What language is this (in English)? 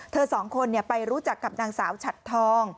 Thai